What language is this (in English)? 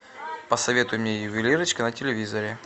Russian